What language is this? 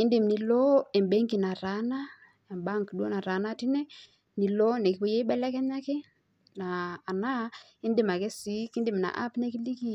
Masai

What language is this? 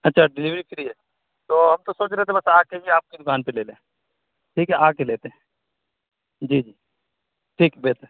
Urdu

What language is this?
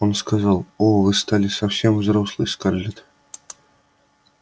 Russian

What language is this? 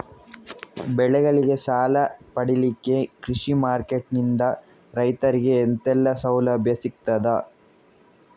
Kannada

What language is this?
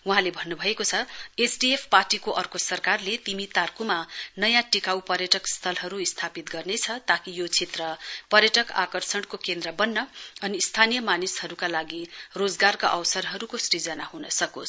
Nepali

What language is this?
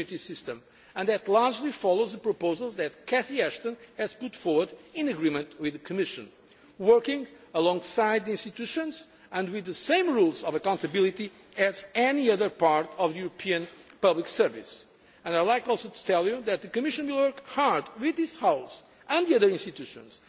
English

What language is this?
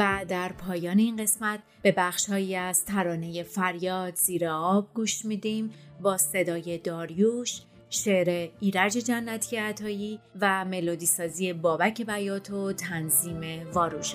Persian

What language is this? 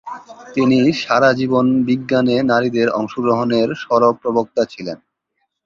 Bangla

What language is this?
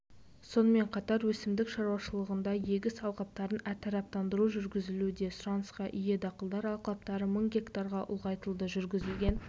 Kazakh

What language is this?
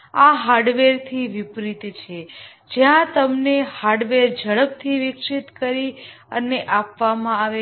Gujarati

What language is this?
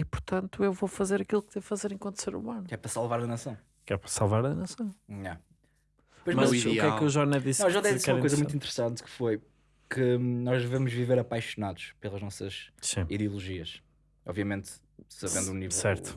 Portuguese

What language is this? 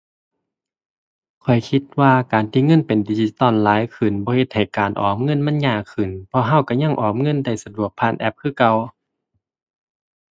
Thai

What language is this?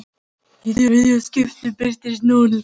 Icelandic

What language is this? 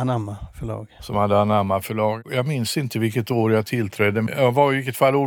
Swedish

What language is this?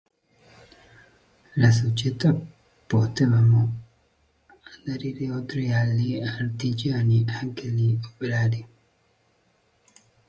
Italian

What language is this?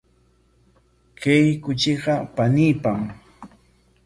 Corongo Ancash Quechua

